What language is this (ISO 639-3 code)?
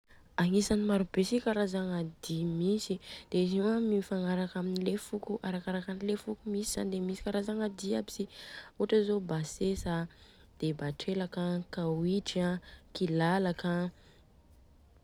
bzc